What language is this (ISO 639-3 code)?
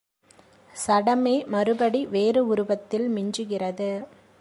tam